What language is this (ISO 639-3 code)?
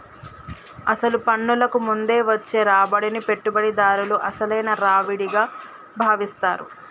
tel